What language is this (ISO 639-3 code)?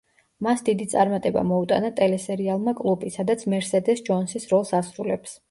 kat